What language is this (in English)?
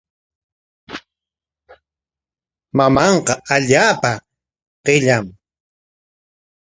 Corongo Ancash Quechua